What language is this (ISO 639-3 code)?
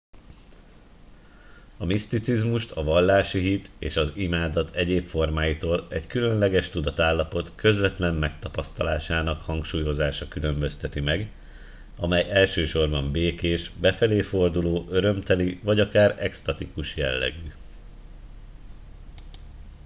hun